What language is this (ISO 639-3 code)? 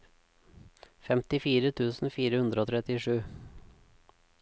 nor